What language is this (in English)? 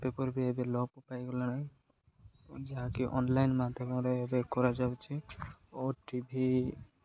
Odia